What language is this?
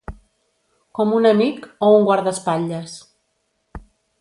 Catalan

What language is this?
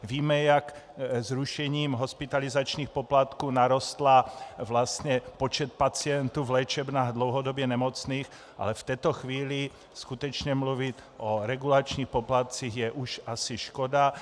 Czech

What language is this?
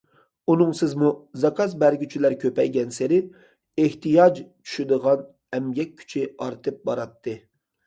Uyghur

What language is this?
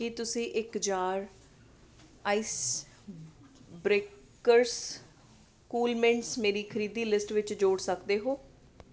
Punjabi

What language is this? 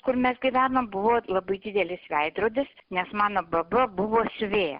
Lithuanian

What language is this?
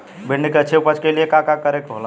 Bhojpuri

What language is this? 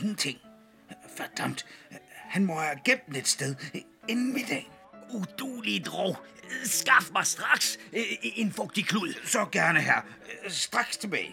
Danish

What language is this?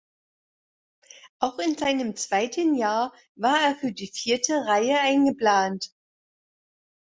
German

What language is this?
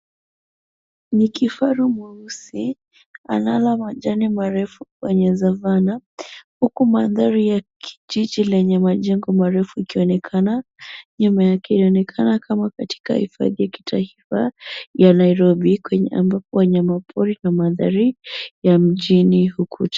Swahili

